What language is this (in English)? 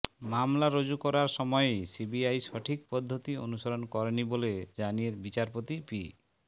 Bangla